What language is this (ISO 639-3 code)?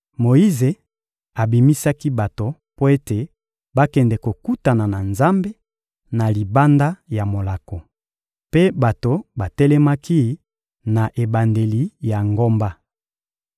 lin